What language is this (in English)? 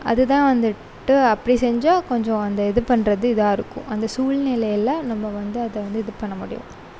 Tamil